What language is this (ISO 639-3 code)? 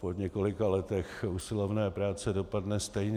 ces